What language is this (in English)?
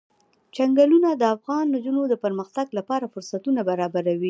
Pashto